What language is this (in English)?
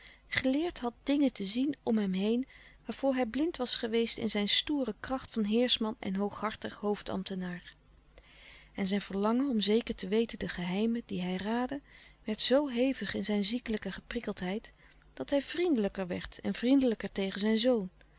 Dutch